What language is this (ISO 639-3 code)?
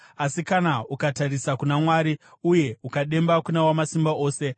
sna